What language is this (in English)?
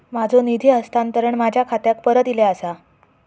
Marathi